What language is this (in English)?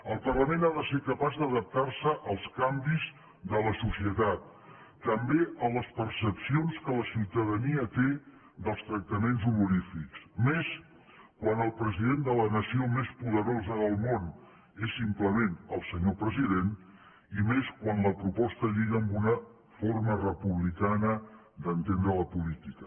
Catalan